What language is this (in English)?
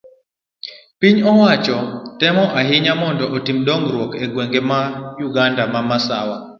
Luo (Kenya and Tanzania)